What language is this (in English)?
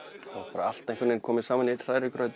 Icelandic